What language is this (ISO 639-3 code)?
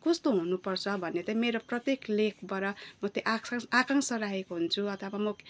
nep